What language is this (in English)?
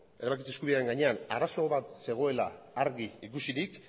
Basque